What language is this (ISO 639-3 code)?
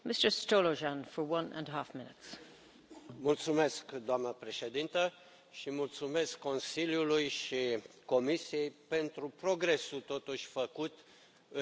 ron